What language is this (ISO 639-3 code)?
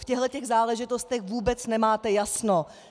ces